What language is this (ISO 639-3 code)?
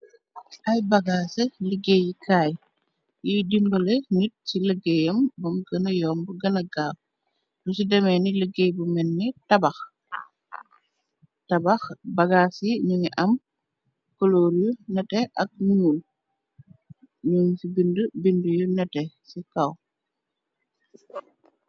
wol